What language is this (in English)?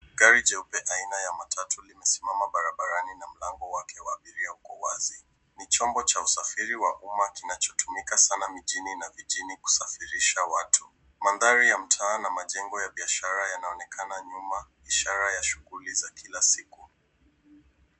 Swahili